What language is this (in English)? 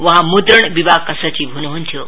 Nepali